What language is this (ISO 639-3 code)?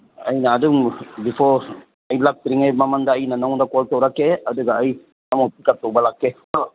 mni